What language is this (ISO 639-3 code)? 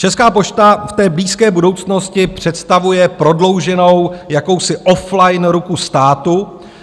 ces